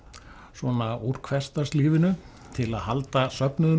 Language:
Icelandic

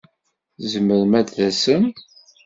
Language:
Kabyle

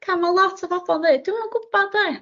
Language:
Welsh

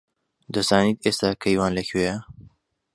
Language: Central Kurdish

